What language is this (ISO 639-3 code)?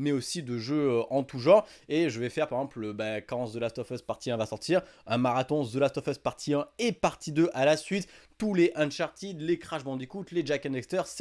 fra